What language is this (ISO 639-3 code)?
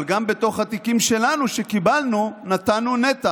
heb